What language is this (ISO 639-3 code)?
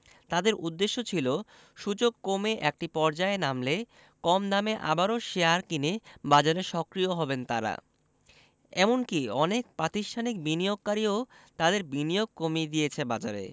ben